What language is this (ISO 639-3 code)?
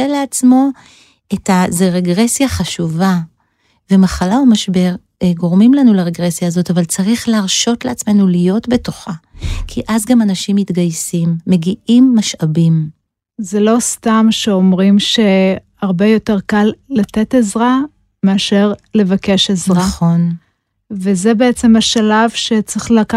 heb